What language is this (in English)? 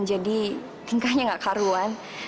Indonesian